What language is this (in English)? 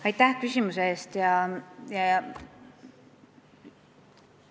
Estonian